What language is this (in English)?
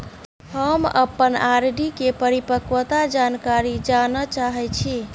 Maithili